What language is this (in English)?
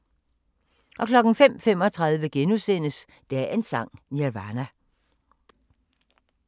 Danish